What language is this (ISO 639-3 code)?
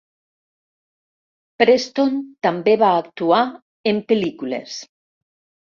cat